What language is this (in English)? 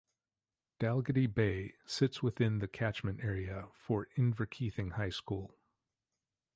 English